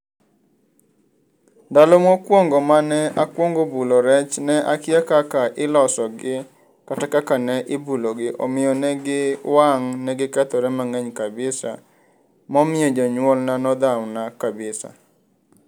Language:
Luo (Kenya and Tanzania)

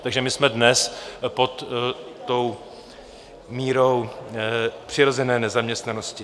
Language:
Czech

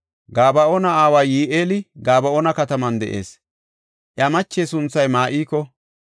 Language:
Gofa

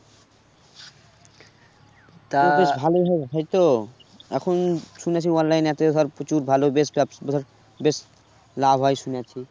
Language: Bangla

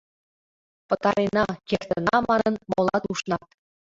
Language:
Mari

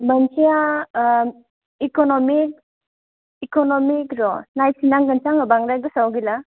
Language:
Bodo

